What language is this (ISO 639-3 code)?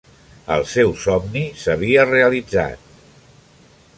cat